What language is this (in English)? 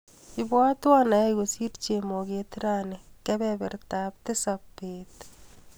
Kalenjin